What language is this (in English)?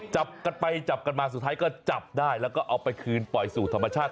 Thai